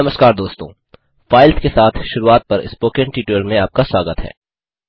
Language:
Hindi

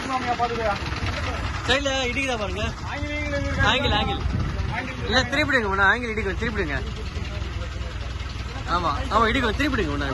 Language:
Korean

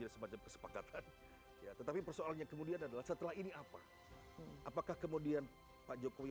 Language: Indonesian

